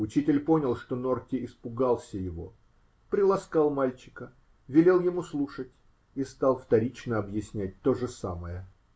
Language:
Russian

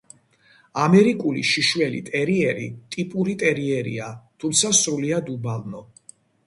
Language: Georgian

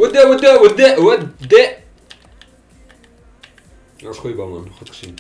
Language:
Dutch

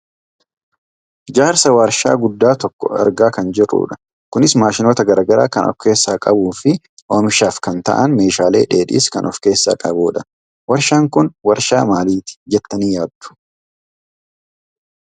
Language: Oromo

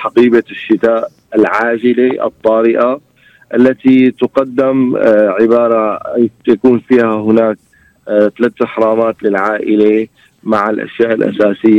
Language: Arabic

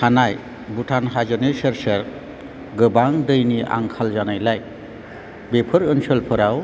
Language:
Bodo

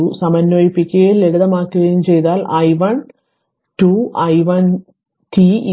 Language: Malayalam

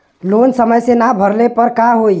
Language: Bhojpuri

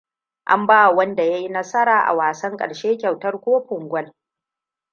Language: Hausa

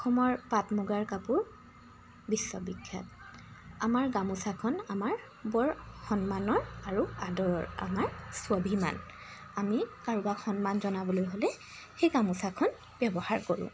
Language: Assamese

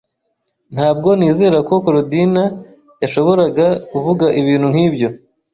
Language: Kinyarwanda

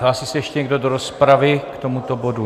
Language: Czech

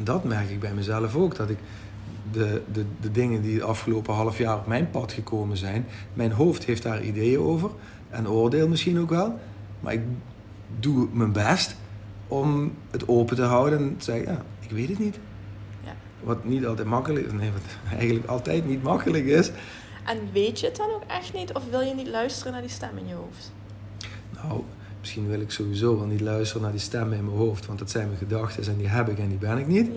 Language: Dutch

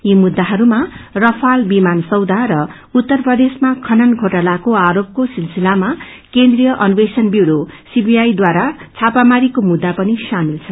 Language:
Nepali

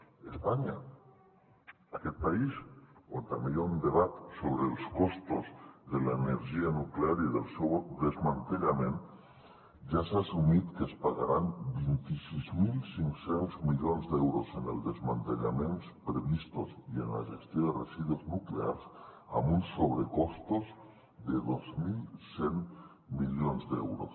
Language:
Catalan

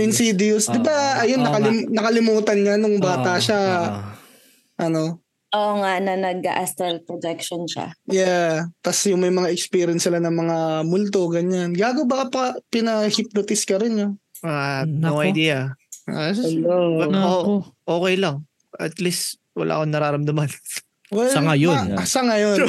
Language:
Filipino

